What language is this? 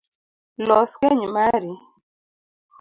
Luo (Kenya and Tanzania)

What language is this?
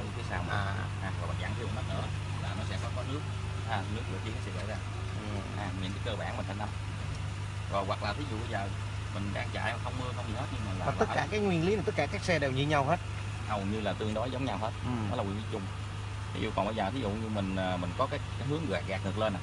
Vietnamese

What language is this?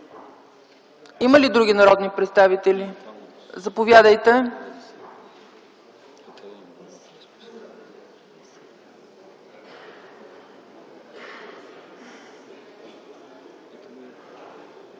Bulgarian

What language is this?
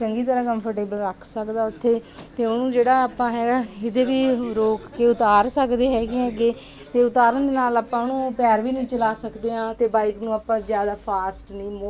Punjabi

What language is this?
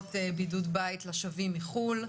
Hebrew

